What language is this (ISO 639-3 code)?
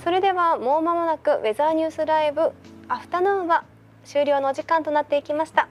jpn